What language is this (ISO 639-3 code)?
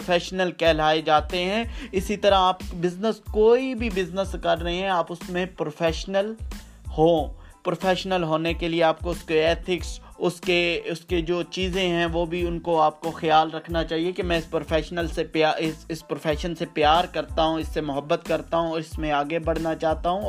urd